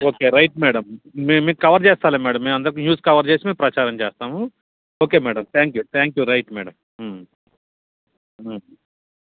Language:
Telugu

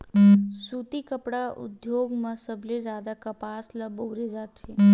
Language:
Chhattisgarhi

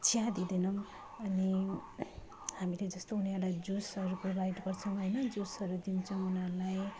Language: Nepali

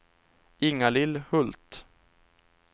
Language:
Swedish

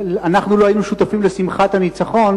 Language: Hebrew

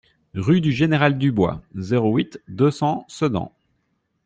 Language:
French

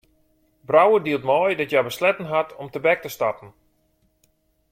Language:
Western Frisian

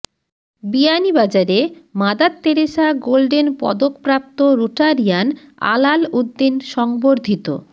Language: Bangla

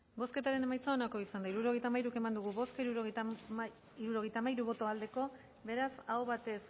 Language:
Basque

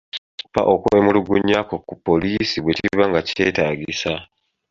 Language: Ganda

